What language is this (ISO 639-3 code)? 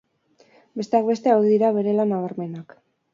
eus